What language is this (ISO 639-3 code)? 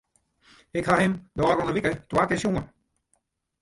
fry